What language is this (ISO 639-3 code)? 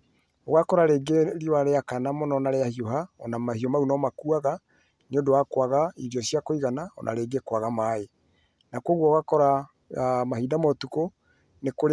kik